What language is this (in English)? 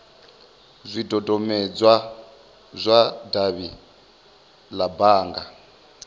Venda